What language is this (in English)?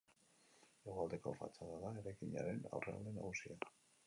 Basque